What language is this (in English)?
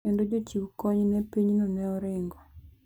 Luo (Kenya and Tanzania)